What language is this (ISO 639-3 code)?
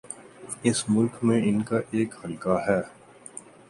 urd